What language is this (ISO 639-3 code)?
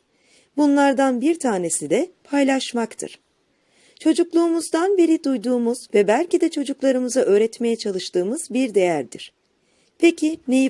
tur